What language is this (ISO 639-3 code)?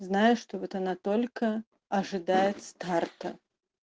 rus